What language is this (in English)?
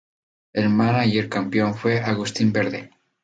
Spanish